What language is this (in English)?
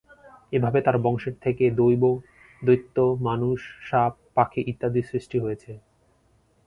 Bangla